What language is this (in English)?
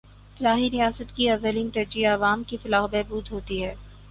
Urdu